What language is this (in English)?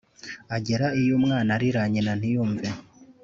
Kinyarwanda